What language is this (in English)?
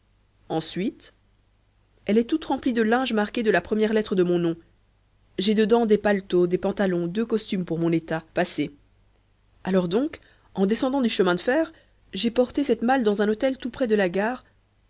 French